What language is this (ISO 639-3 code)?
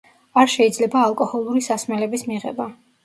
kat